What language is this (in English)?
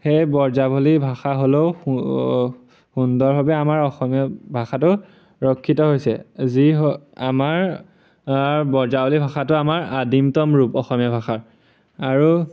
Assamese